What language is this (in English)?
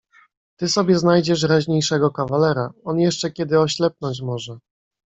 Polish